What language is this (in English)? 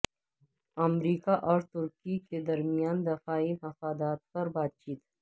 Urdu